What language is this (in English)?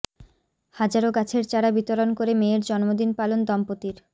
Bangla